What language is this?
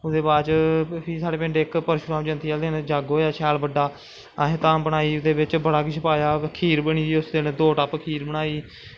Dogri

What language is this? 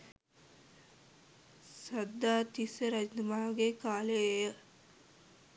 Sinhala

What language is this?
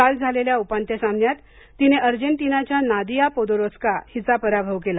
Marathi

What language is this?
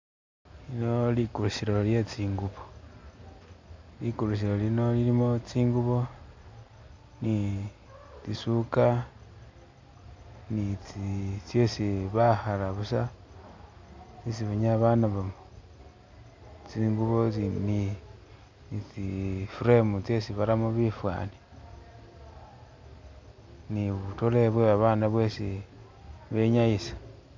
Masaaba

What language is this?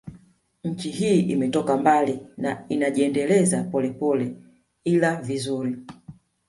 Swahili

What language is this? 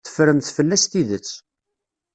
Kabyle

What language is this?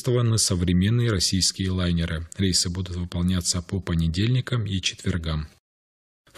Russian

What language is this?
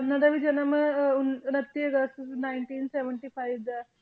Punjabi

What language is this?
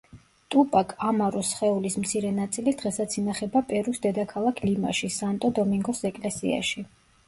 Georgian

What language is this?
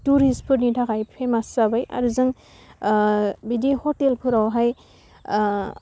Bodo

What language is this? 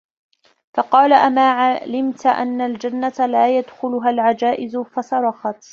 Arabic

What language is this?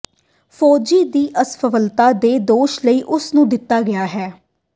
Punjabi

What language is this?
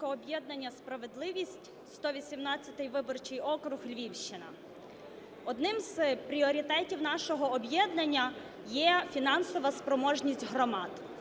Ukrainian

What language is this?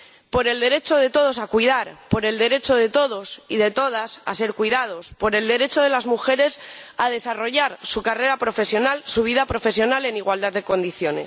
Spanish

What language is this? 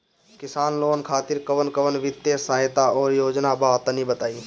Bhojpuri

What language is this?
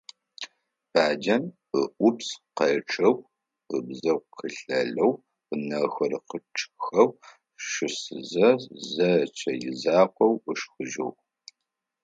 Adyghe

